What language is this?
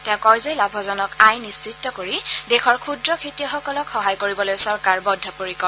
Assamese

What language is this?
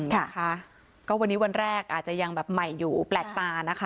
Thai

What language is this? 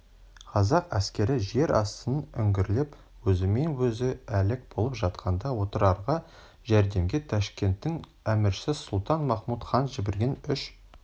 Kazakh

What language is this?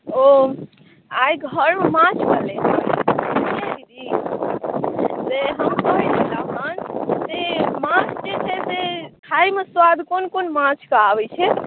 Maithili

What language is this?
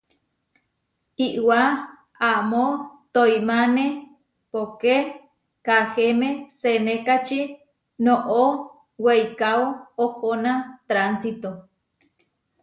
Huarijio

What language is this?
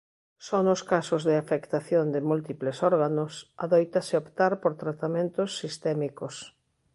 Galician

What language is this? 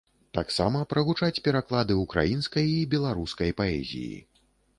Belarusian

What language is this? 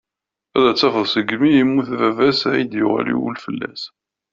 Kabyle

